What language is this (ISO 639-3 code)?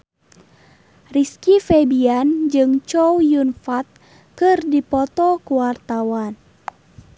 sun